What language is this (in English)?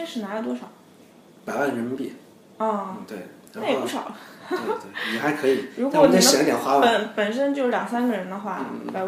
Chinese